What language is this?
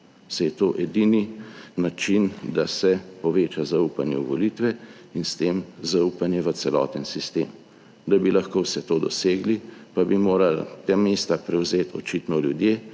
Slovenian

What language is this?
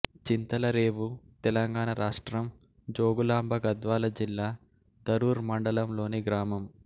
Telugu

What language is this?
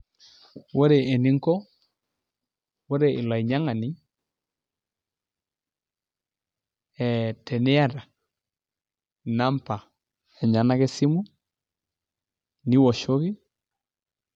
Masai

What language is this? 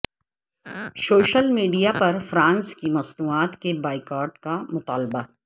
Urdu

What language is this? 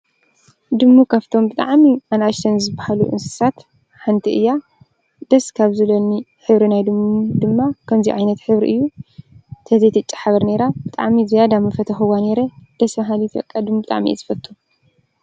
Tigrinya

